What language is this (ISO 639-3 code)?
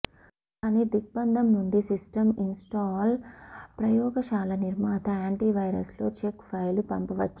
tel